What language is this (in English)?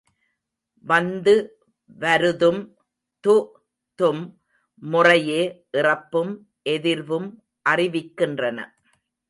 Tamil